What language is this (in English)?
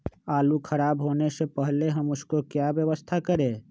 Magahi